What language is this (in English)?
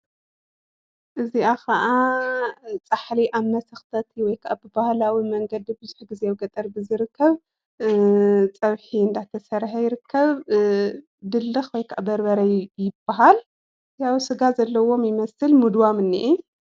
Tigrinya